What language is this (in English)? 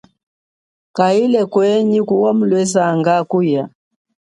Chokwe